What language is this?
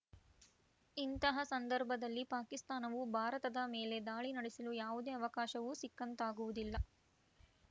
Kannada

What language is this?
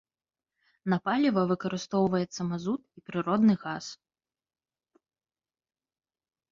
Belarusian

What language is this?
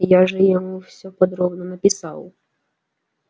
Russian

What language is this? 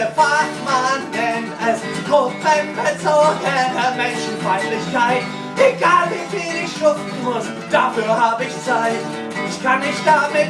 German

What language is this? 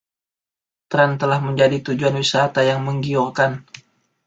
Indonesian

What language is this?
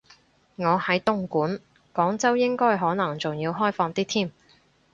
Cantonese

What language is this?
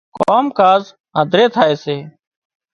Wadiyara Koli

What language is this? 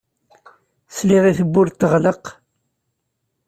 Kabyle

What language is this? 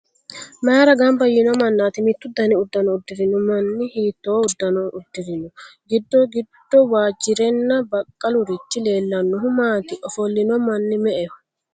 Sidamo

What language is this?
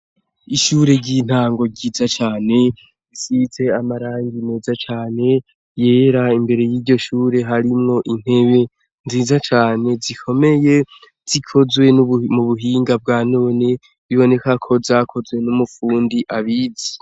Rundi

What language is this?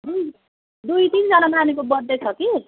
Nepali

